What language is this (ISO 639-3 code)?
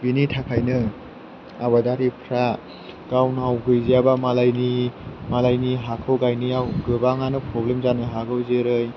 brx